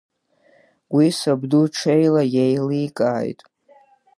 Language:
Abkhazian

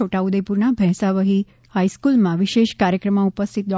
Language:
Gujarati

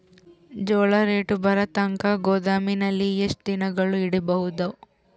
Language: Kannada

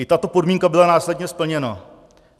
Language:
Czech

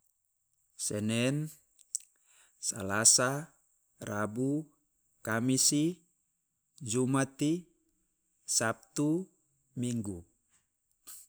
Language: Loloda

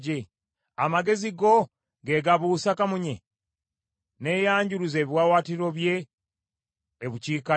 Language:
Ganda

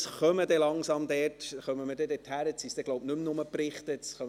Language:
Swiss German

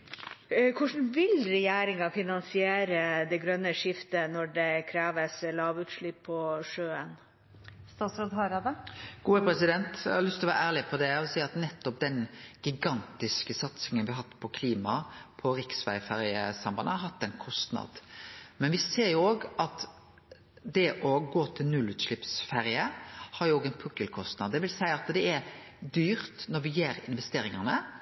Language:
Norwegian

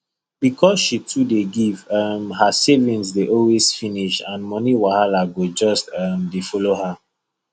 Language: Nigerian Pidgin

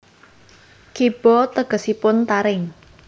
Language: Javanese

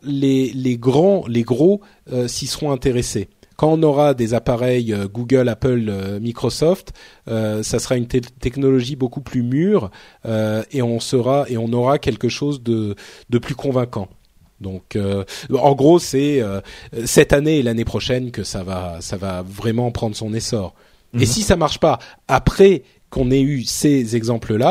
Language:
French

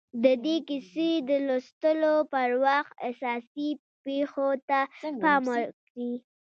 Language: Pashto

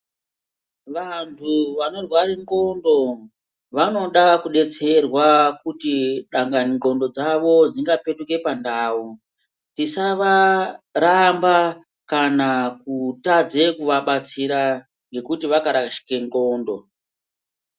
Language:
Ndau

